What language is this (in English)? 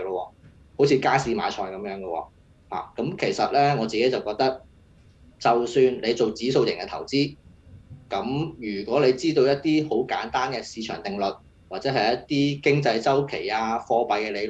Chinese